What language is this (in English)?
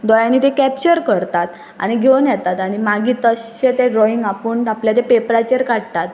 Konkani